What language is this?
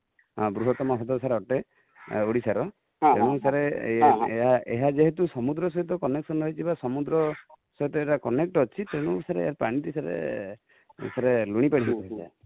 Odia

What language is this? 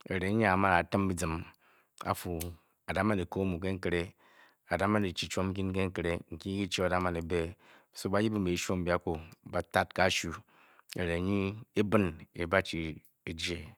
Bokyi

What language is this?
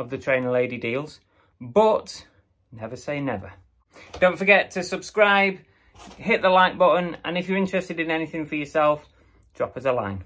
English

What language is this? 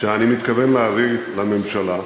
Hebrew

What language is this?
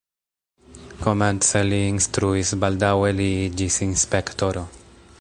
Esperanto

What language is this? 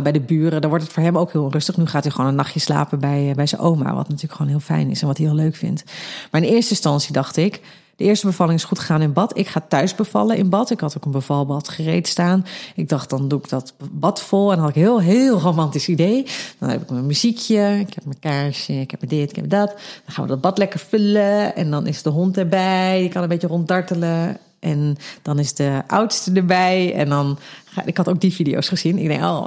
Dutch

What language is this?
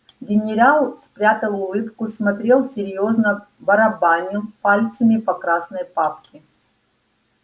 Russian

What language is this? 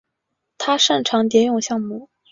Chinese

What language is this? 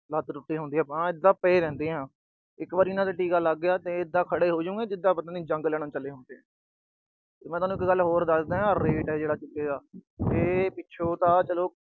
Punjabi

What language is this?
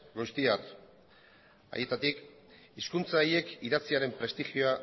Basque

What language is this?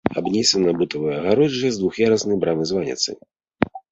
Belarusian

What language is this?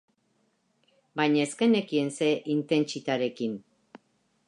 Basque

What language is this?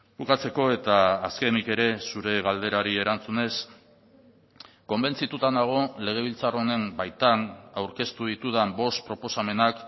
Basque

